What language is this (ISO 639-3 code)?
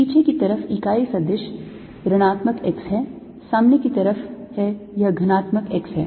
hin